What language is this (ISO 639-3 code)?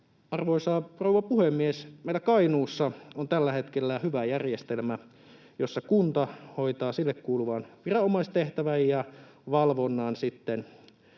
fin